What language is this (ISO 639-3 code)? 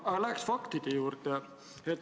est